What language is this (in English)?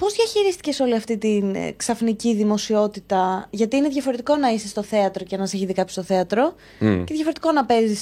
Greek